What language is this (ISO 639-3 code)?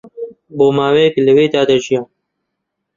ckb